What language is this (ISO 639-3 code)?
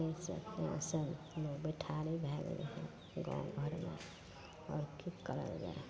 mai